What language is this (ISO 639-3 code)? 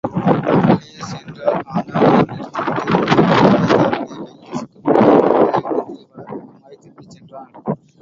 tam